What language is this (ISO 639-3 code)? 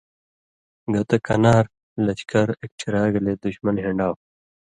mvy